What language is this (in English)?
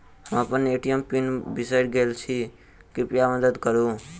Maithili